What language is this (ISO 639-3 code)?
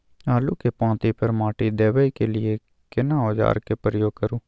mai